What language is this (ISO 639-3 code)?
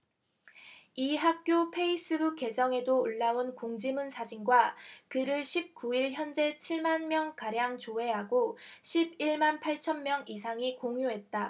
kor